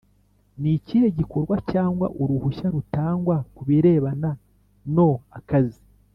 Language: Kinyarwanda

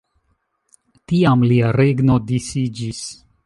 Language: Esperanto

